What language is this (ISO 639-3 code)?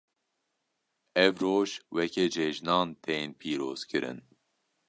kur